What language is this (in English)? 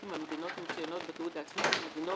Hebrew